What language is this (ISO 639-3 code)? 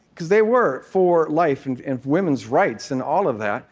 eng